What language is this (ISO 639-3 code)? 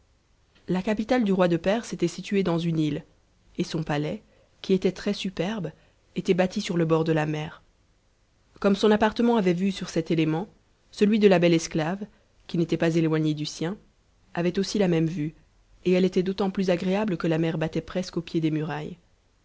fra